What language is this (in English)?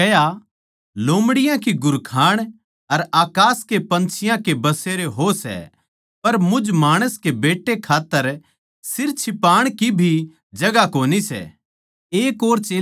Haryanvi